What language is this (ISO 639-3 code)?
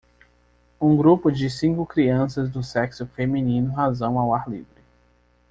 por